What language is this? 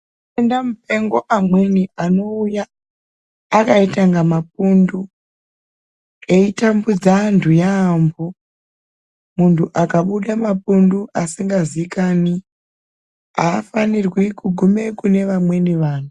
Ndau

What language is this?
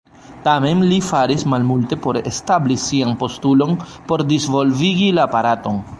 Esperanto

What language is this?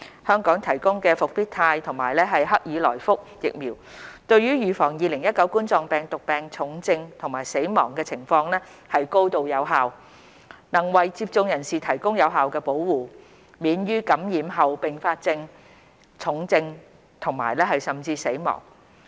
Cantonese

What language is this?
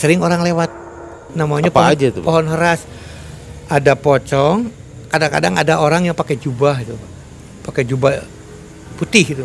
Indonesian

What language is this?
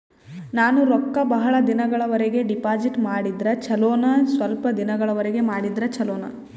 Kannada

